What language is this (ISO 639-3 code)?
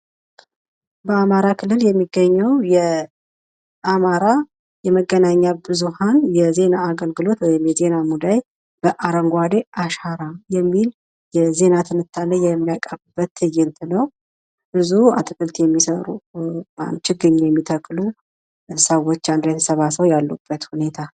amh